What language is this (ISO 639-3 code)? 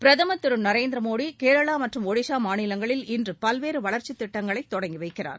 tam